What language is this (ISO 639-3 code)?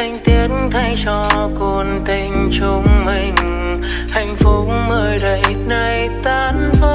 vie